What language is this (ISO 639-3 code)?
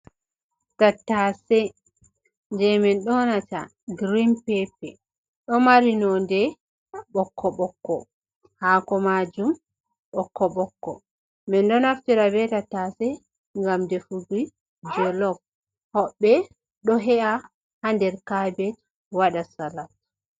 ful